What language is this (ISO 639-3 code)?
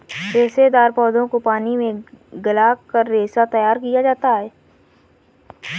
hin